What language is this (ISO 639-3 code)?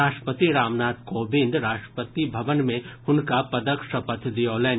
mai